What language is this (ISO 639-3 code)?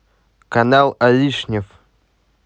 rus